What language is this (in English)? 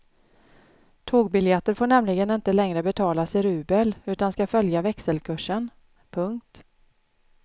Swedish